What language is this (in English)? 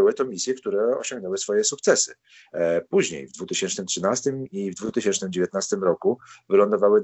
Polish